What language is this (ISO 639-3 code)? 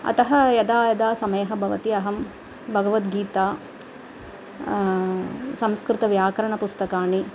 san